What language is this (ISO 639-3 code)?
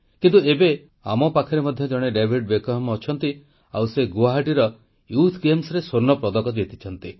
ori